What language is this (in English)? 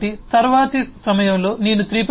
Telugu